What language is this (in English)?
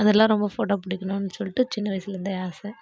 Tamil